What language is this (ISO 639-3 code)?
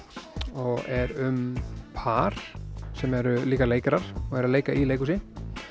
isl